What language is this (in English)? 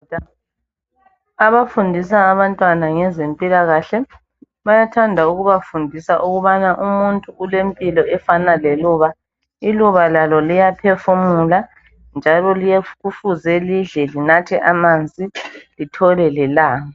North Ndebele